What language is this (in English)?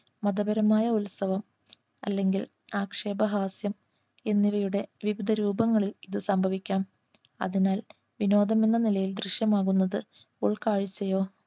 Malayalam